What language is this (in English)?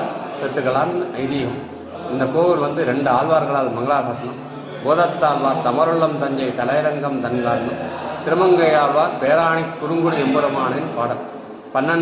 Indonesian